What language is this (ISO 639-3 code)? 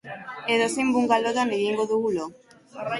eus